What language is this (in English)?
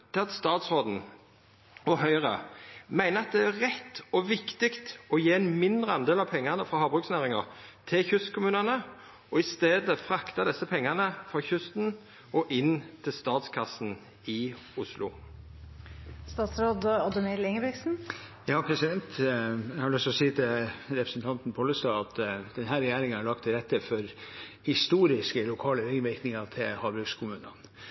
Norwegian